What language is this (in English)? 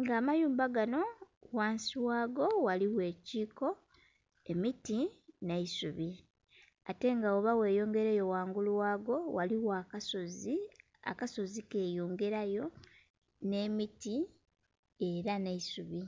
Soga